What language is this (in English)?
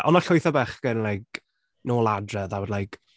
Welsh